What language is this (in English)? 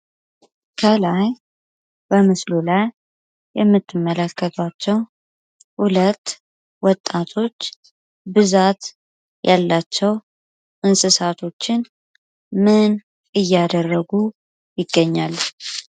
Amharic